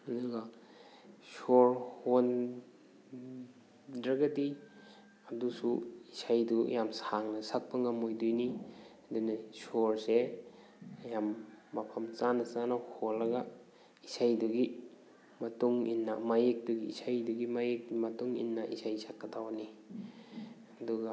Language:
Manipuri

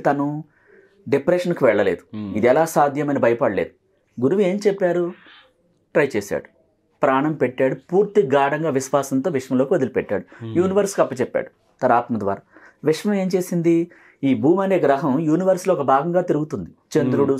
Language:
Telugu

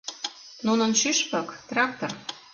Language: Mari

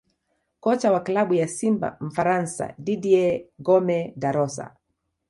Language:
Swahili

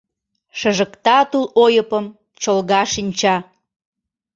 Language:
Mari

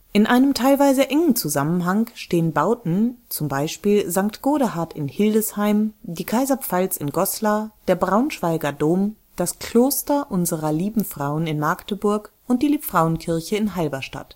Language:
German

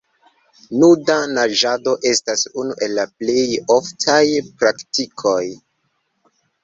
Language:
Esperanto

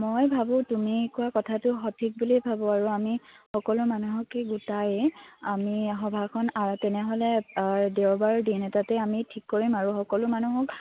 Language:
Assamese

